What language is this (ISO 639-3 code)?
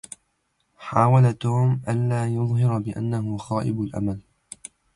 ara